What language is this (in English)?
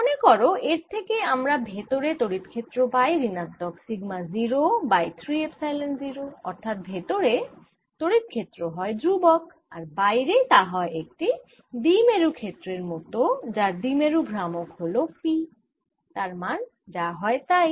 Bangla